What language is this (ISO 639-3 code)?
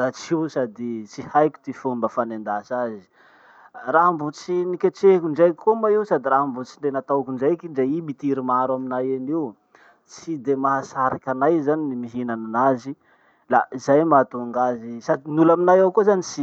msh